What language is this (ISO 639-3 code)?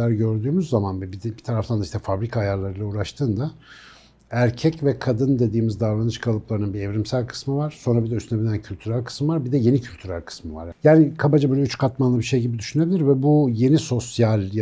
tur